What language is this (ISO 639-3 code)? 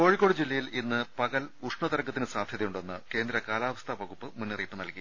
mal